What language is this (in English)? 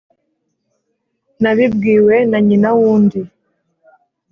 Kinyarwanda